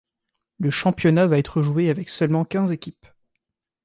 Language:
French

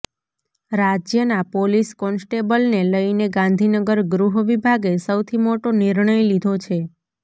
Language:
Gujarati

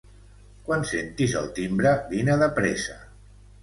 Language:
Catalan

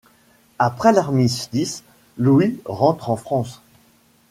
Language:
French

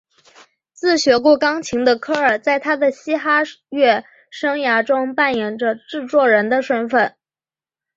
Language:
Chinese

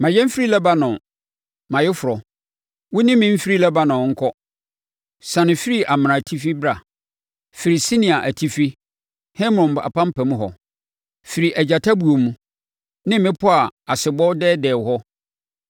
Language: Akan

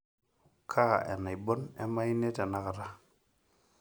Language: Masai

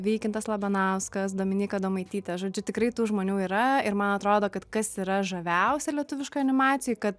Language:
Lithuanian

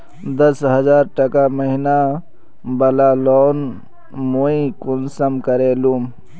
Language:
Magahi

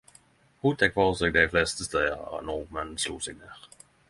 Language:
Norwegian Nynorsk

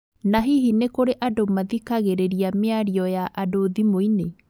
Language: Kikuyu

